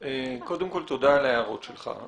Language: Hebrew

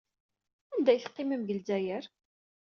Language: Kabyle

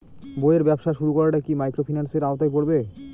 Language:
Bangla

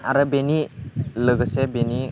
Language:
Bodo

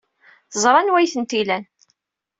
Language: Kabyle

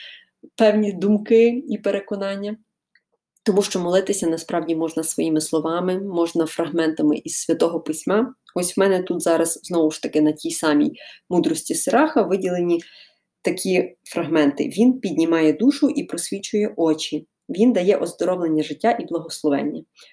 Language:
Ukrainian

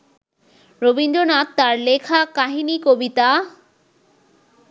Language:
Bangla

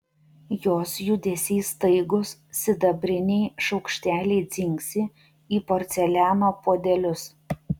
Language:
Lithuanian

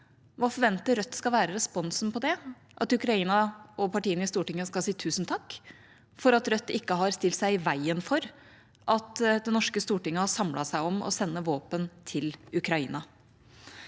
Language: Norwegian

